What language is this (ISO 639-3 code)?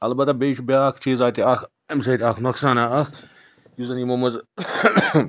kas